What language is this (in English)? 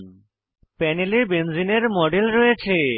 Bangla